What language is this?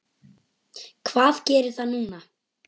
Icelandic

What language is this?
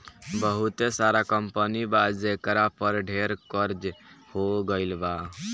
Bhojpuri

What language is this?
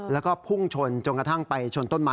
Thai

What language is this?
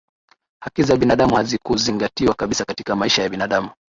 Swahili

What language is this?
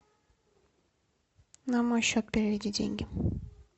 Russian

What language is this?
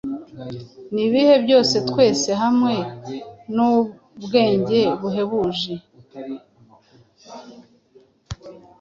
Kinyarwanda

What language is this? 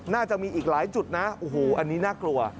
Thai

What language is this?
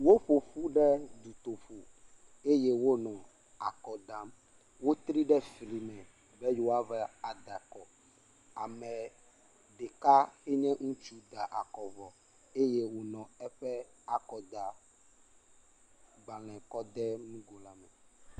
Ewe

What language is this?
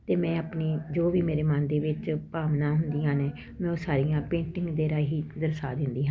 Punjabi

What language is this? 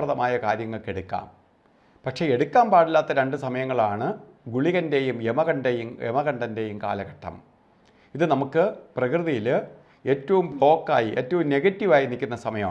Malayalam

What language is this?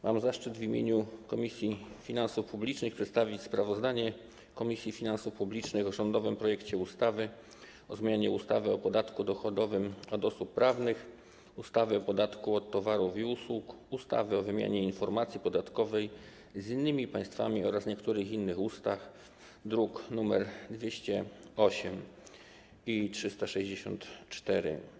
Polish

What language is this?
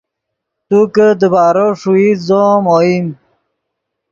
Yidgha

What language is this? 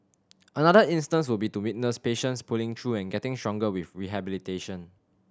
English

